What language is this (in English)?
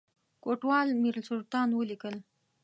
Pashto